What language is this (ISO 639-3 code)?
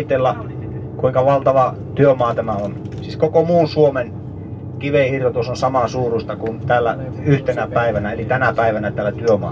fin